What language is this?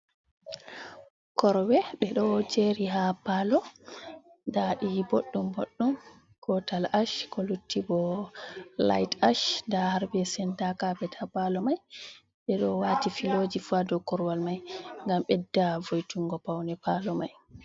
Fula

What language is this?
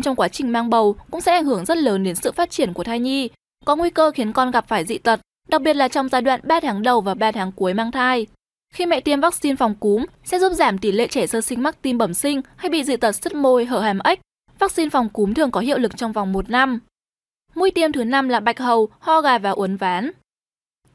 Vietnamese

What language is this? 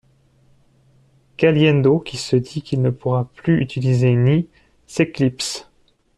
French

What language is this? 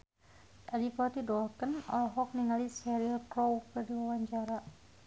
Sundanese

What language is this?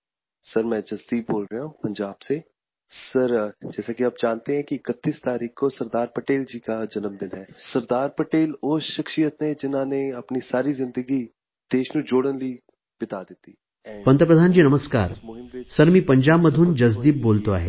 Marathi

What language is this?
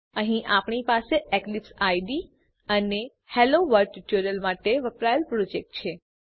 Gujarati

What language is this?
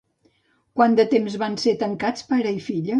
Catalan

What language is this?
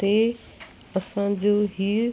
Sindhi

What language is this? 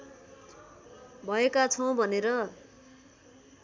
Nepali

